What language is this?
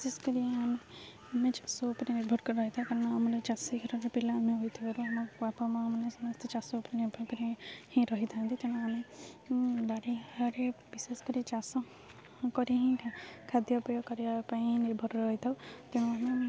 Odia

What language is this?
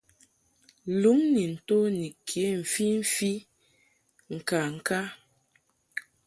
Mungaka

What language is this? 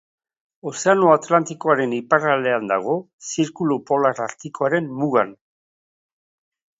Basque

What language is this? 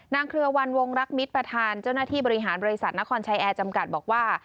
Thai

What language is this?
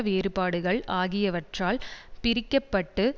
Tamil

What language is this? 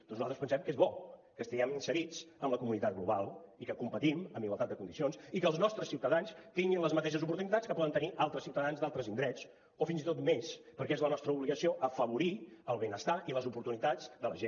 Catalan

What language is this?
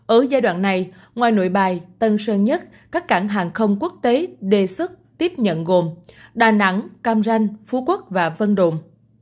Vietnamese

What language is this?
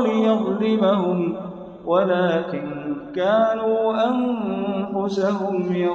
Arabic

